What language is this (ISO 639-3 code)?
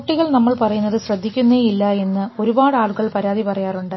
mal